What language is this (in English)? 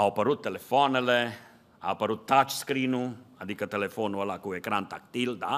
Romanian